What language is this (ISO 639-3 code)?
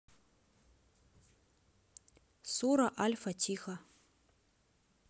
rus